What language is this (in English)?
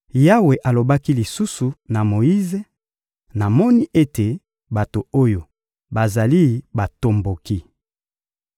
Lingala